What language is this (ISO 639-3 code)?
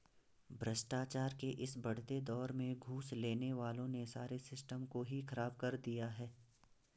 hin